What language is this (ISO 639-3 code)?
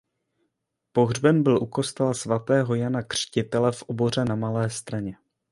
ces